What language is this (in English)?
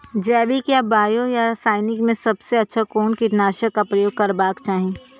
Maithili